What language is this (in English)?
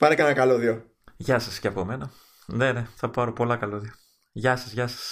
Greek